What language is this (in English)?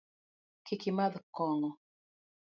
Luo (Kenya and Tanzania)